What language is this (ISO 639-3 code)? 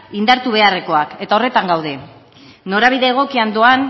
eus